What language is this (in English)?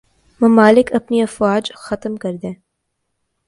Urdu